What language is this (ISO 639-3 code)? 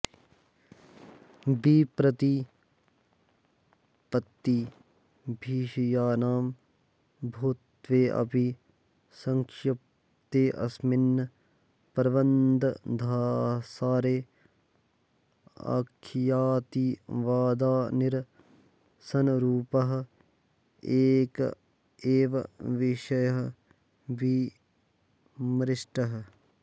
san